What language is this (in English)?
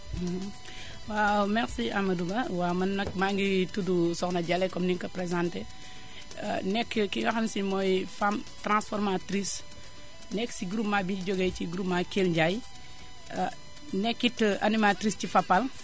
Wolof